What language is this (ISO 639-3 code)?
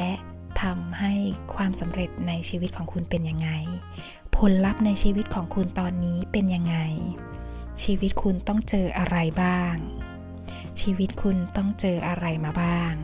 tha